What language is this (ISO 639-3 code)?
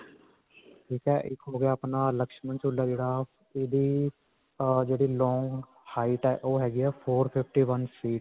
pan